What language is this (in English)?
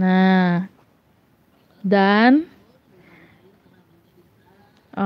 Indonesian